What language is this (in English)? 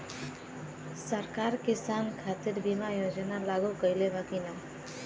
Bhojpuri